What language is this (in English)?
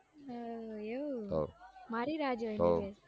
Gujarati